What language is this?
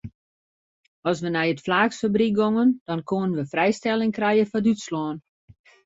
Western Frisian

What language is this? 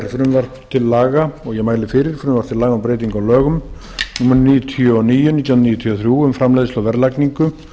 Icelandic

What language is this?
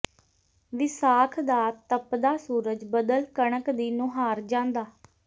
Punjabi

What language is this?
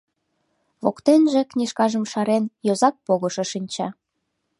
Mari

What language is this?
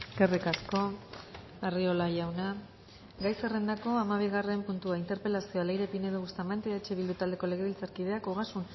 Basque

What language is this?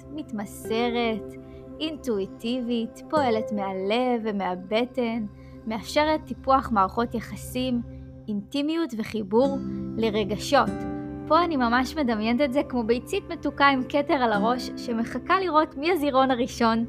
Hebrew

